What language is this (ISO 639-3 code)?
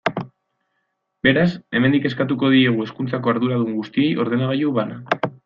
eus